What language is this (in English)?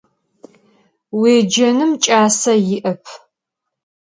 Adyghe